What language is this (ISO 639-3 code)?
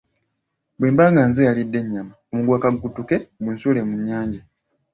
lug